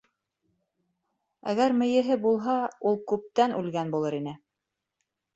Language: Bashkir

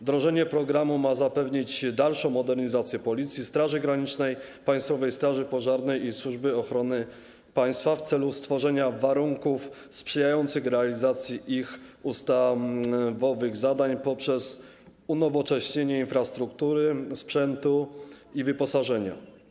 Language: Polish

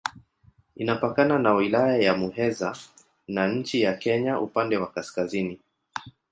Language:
Swahili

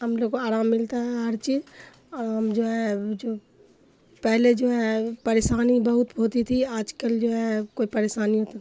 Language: Urdu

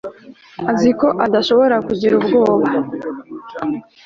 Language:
Kinyarwanda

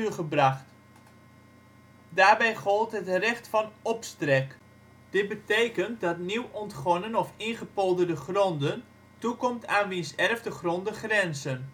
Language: Dutch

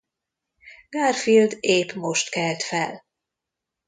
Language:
Hungarian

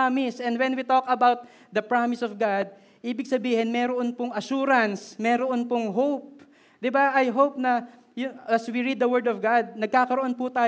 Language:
Filipino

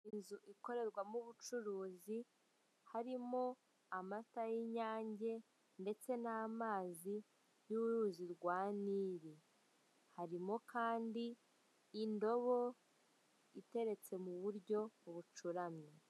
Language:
Kinyarwanda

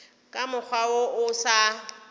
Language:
Northern Sotho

